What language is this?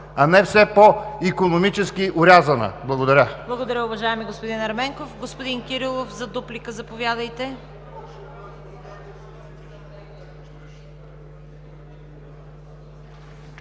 Bulgarian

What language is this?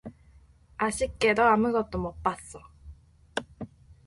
Korean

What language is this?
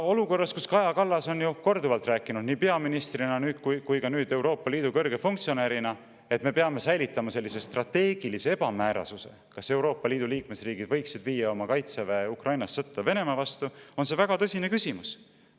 Estonian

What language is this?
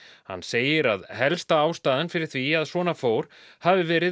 Icelandic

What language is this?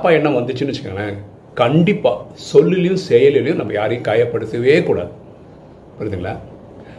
Tamil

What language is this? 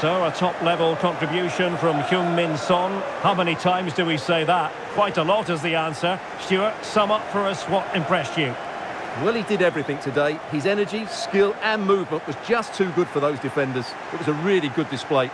English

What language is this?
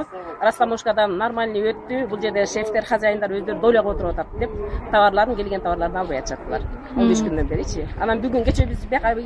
Arabic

